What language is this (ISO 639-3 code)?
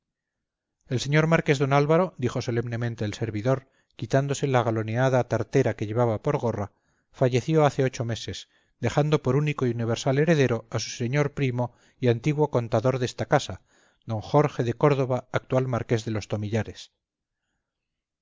spa